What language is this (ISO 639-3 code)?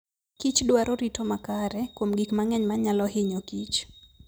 luo